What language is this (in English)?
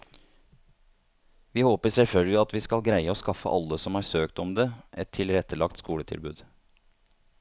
Norwegian